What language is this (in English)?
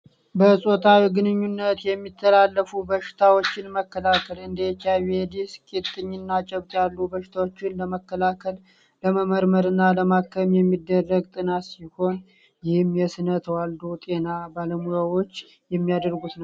Amharic